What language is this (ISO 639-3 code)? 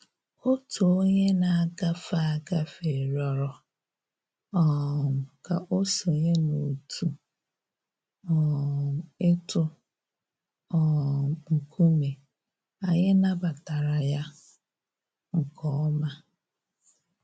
ibo